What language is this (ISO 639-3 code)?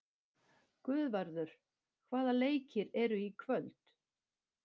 isl